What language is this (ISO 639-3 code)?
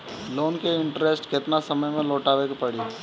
bho